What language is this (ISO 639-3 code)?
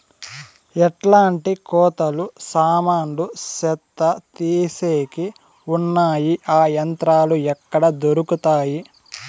tel